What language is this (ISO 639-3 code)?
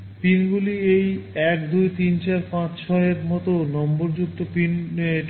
ben